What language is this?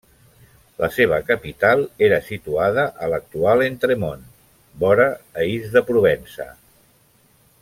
Catalan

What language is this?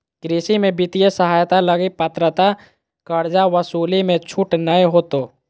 Magahi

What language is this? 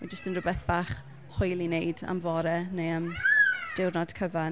Welsh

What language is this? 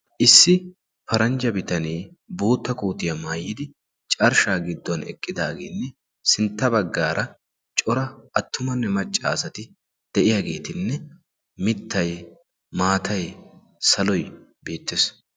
Wolaytta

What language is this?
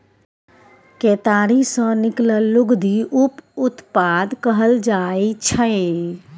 Maithili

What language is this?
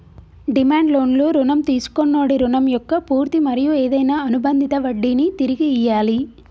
Telugu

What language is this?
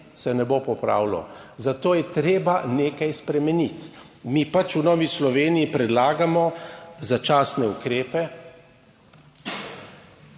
Slovenian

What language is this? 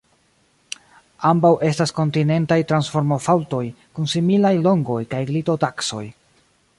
Esperanto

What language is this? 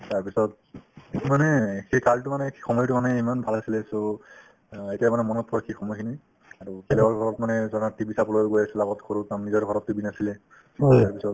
Assamese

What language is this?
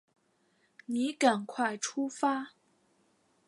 Chinese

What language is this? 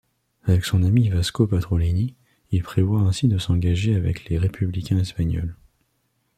French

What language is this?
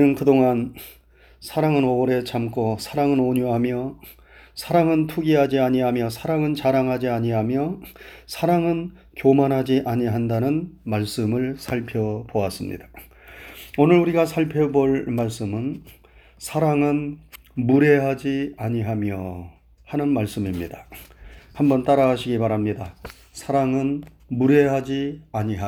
Korean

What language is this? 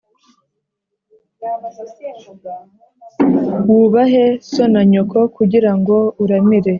Kinyarwanda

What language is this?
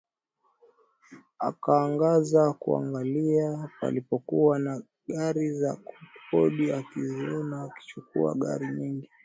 Swahili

